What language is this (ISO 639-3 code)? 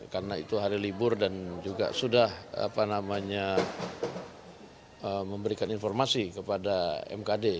ind